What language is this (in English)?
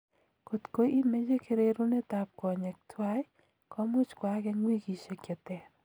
Kalenjin